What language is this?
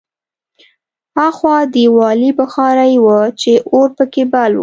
Pashto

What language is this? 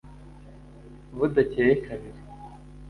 Kinyarwanda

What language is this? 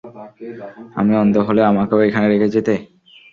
Bangla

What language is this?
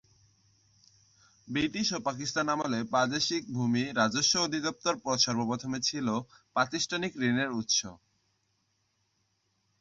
Bangla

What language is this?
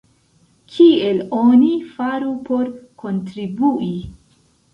Esperanto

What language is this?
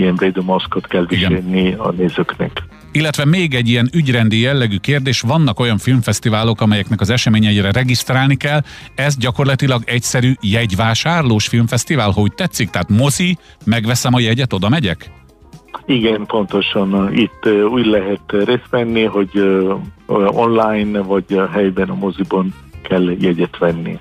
Hungarian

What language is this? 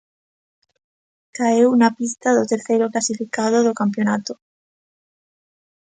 Galician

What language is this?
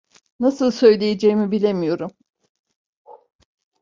Turkish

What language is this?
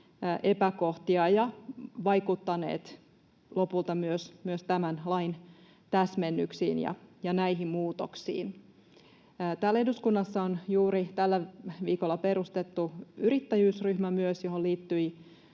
Finnish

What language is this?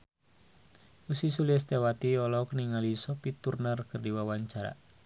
Sundanese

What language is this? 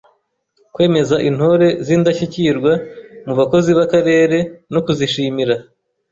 Kinyarwanda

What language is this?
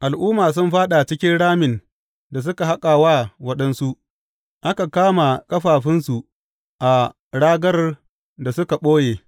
Hausa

